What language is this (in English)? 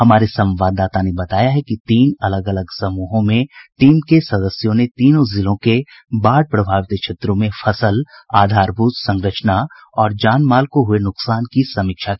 Hindi